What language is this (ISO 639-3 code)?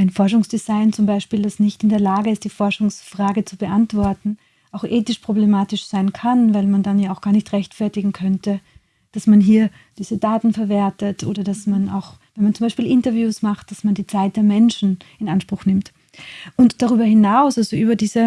deu